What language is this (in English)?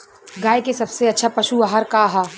Bhojpuri